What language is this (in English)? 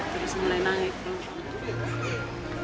Indonesian